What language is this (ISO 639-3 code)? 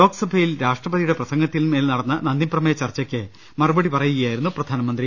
mal